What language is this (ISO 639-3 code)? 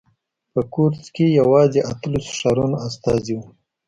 pus